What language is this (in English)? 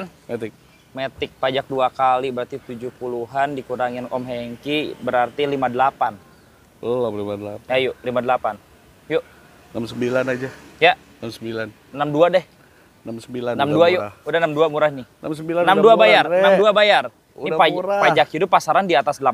Indonesian